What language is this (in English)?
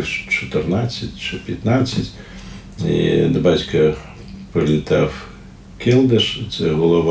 Ukrainian